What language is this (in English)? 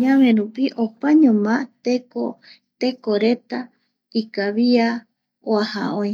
Eastern Bolivian Guaraní